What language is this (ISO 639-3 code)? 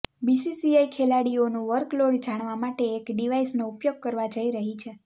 guj